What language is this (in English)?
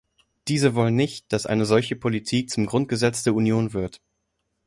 German